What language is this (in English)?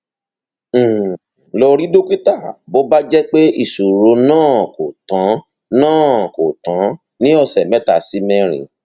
Yoruba